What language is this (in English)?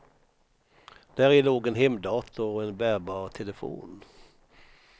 Swedish